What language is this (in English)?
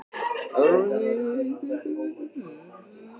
Icelandic